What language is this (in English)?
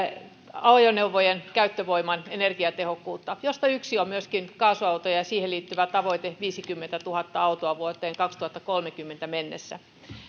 Finnish